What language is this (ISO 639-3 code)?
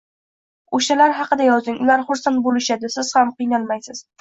uzb